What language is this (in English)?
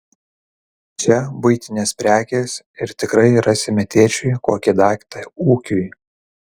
Lithuanian